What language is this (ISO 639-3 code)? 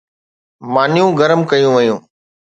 snd